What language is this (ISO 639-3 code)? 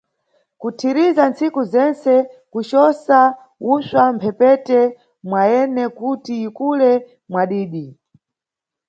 nyu